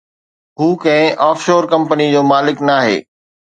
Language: Sindhi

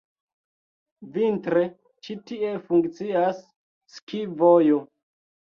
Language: Esperanto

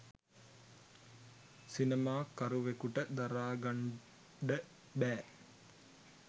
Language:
Sinhala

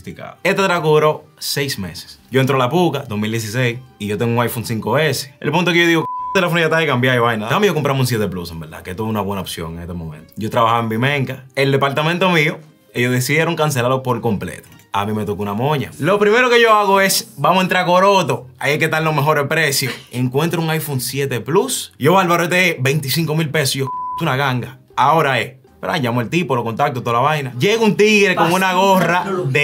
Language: Spanish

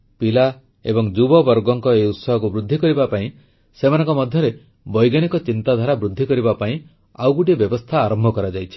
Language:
Odia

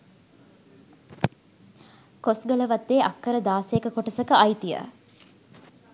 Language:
Sinhala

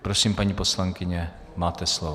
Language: Czech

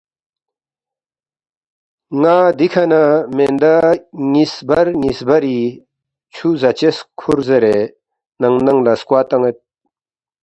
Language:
Balti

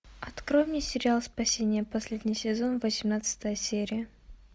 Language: Russian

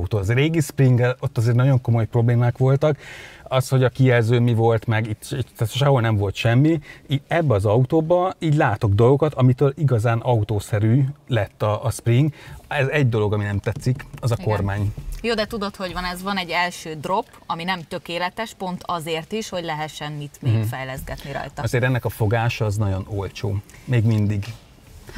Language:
Hungarian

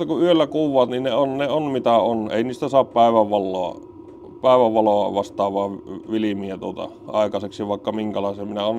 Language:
Finnish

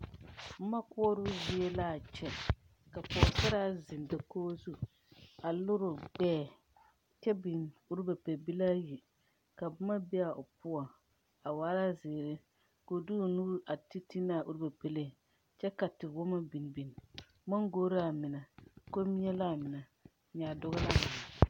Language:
Southern Dagaare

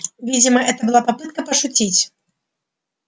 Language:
Russian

